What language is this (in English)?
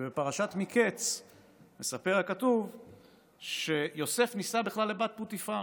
Hebrew